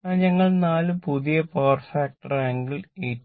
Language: Malayalam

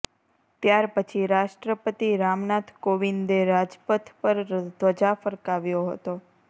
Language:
Gujarati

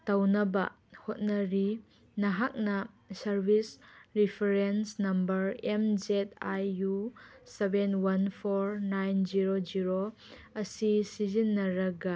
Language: Manipuri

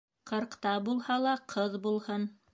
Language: Bashkir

